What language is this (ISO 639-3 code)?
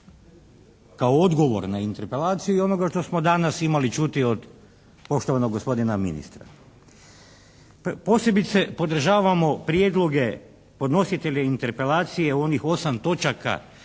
hrv